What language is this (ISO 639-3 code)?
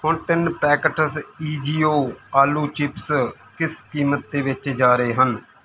pan